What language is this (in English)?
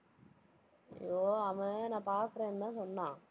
Tamil